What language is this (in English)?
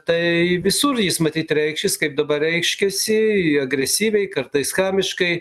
Lithuanian